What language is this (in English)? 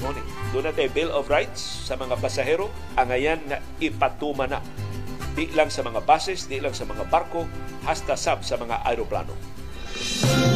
Filipino